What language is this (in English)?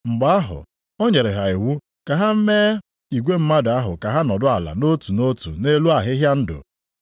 Igbo